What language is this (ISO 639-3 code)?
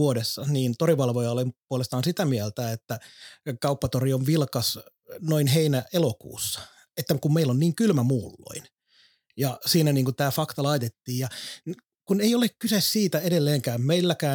fin